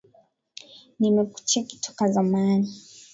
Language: Swahili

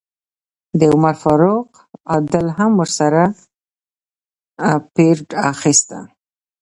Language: Pashto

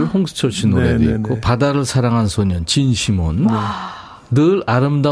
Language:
Korean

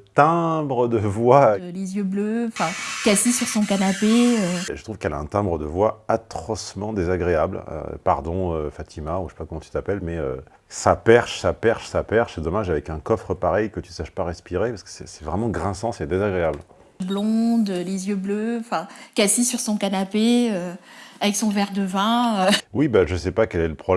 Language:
French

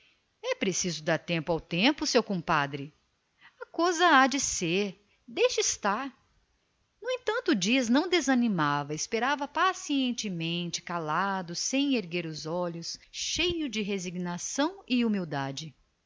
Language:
Portuguese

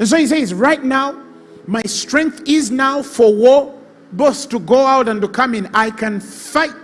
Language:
English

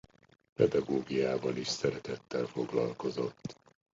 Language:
Hungarian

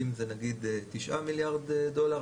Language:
Hebrew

